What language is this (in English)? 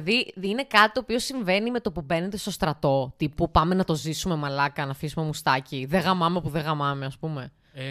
Greek